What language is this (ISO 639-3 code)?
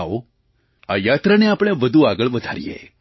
guj